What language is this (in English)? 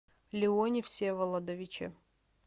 Russian